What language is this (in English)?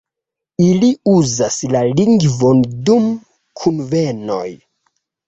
Esperanto